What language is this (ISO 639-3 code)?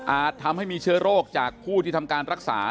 tha